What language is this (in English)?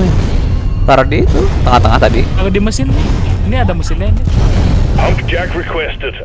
Indonesian